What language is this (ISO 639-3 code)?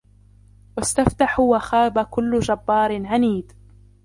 ara